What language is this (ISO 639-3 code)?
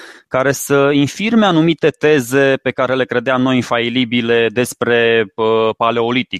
ron